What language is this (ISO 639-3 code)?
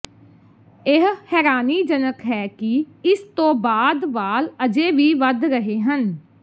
pan